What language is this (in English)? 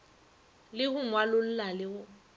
Northern Sotho